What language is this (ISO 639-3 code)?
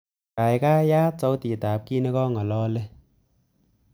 kln